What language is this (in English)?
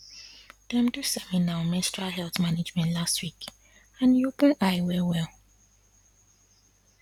Nigerian Pidgin